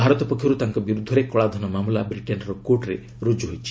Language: Odia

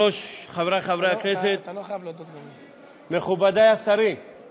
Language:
Hebrew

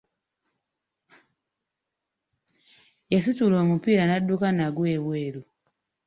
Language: Ganda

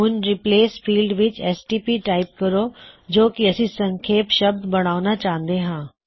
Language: Punjabi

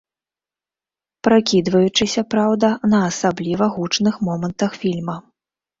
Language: Belarusian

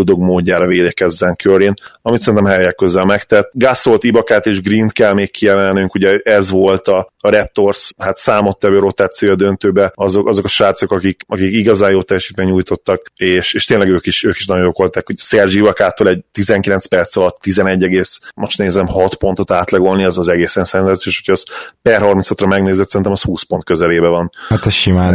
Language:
Hungarian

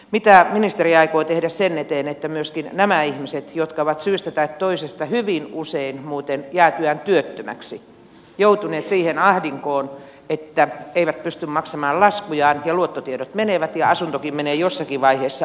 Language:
Finnish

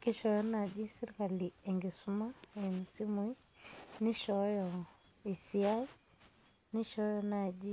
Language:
Masai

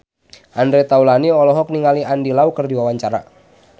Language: Sundanese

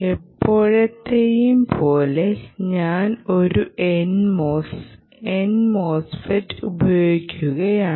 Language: Malayalam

